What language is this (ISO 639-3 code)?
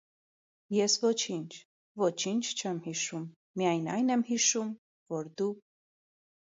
hye